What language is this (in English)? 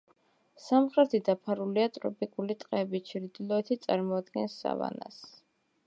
Georgian